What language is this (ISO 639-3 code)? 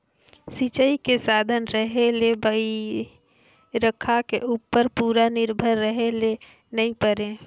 hne